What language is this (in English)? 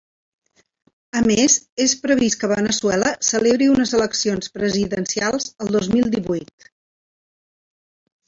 Catalan